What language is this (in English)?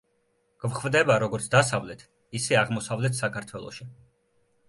Georgian